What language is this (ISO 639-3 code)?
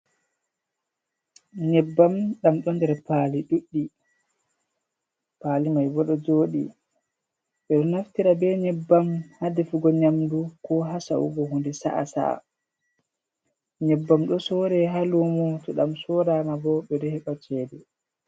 ful